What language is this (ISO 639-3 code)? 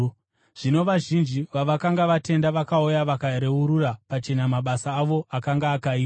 sna